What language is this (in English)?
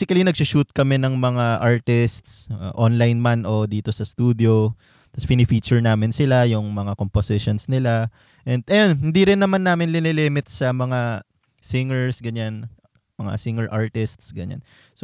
Filipino